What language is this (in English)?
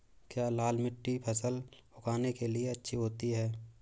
Hindi